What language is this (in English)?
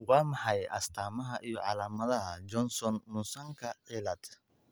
Somali